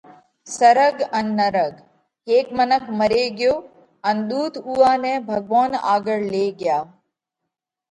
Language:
Parkari Koli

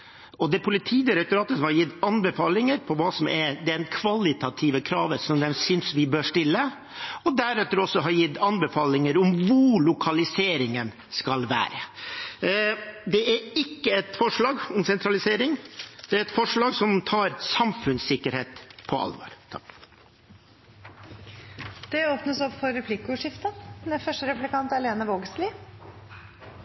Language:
Norwegian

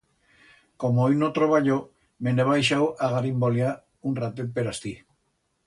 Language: Aragonese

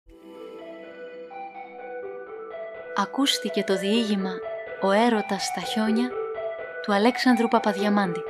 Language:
Greek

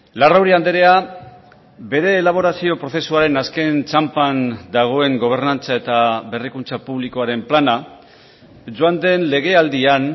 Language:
Basque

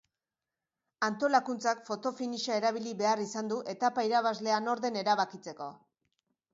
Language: Basque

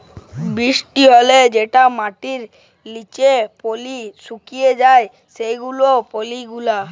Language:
Bangla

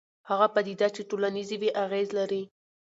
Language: Pashto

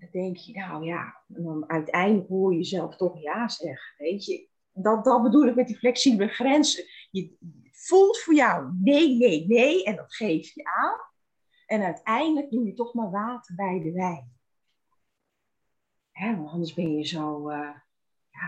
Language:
Dutch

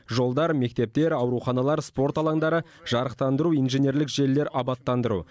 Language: Kazakh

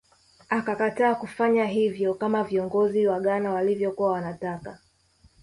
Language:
Swahili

